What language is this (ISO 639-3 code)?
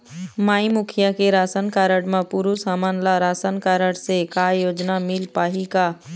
hne